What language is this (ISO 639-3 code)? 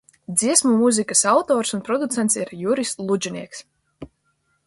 lav